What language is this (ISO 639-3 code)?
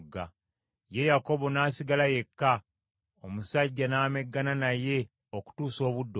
lug